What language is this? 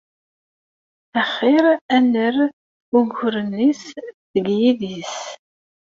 Kabyle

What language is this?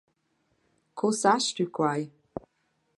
Romansh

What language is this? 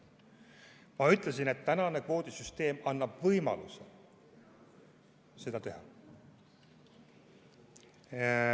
Estonian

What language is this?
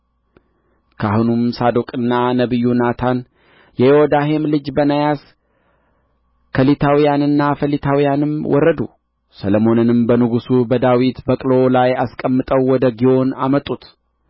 Amharic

